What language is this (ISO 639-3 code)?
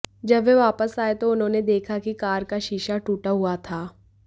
hin